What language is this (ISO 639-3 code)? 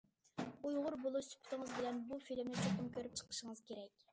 uig